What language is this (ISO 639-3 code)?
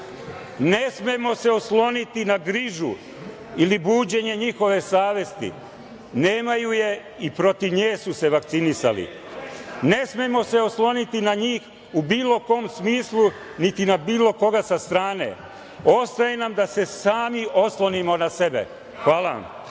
srp